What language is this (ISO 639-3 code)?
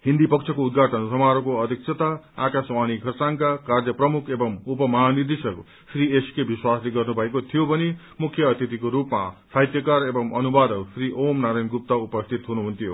nep